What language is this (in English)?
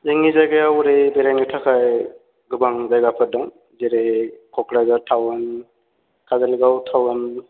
Bodo